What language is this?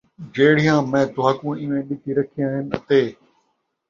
Saraiki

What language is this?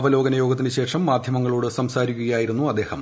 Malayalam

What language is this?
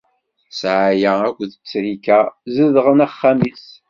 Kabyle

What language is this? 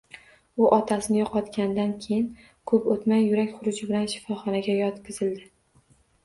Uzbek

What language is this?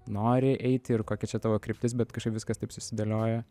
Lithuanian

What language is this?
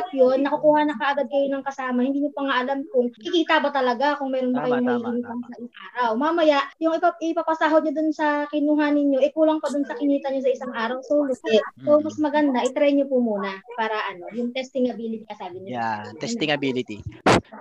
Filipino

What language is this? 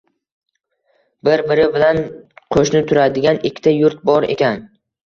Uzbek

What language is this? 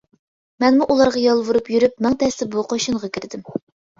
Uyghur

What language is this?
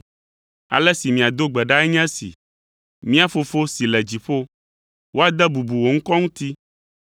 Ewe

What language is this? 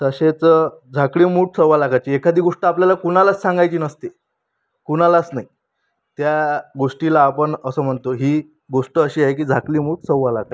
Marathi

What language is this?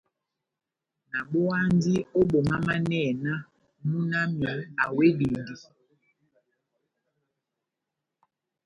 Batanga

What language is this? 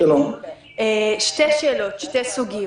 Hebrew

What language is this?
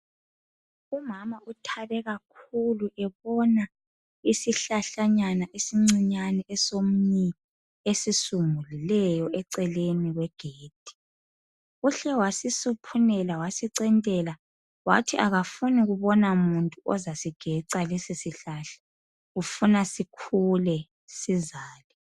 North Ndebele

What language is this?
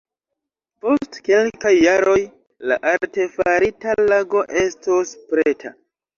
Esperanto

